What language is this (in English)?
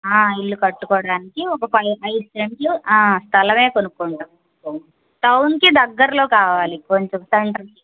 Telugu